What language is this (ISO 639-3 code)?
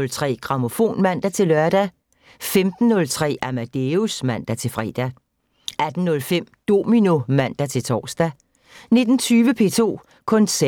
dan